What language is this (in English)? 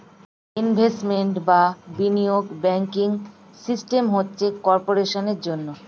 Bangla